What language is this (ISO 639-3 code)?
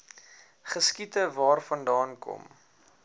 afr